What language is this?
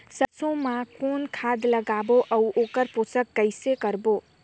Chhattisgarhi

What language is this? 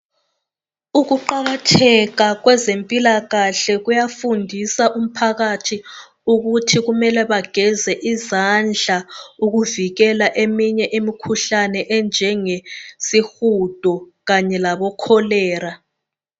North Ndebele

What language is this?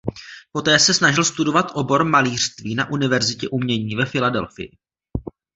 Czech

